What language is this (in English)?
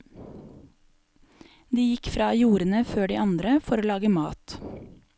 Norwegian